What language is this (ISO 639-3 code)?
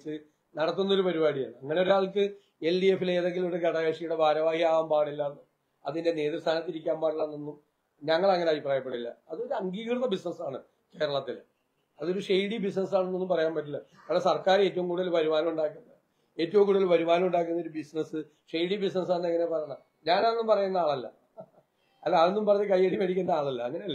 mal